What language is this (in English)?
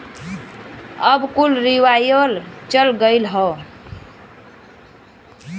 Bhojpuri